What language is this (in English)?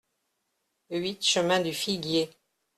French